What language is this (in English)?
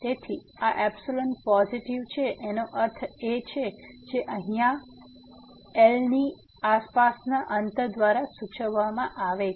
Gujarati